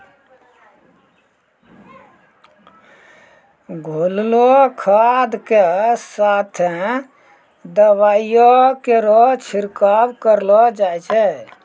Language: Maithili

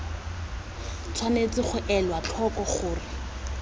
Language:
Tswana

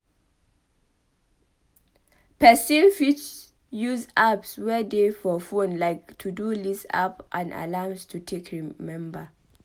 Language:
Nigerian Pidgin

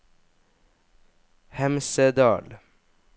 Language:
Norwegian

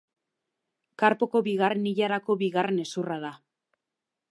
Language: Basque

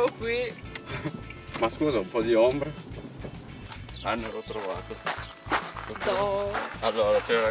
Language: Italian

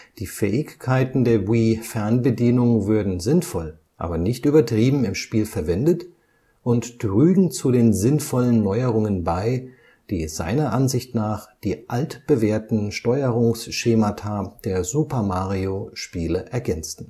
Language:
German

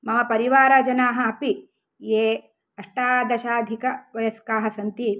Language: Sanskrit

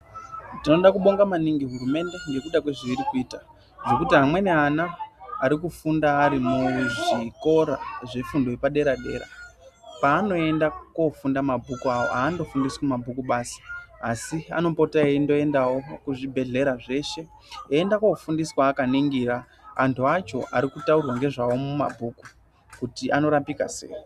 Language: Ndau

